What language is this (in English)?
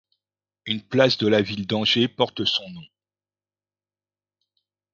French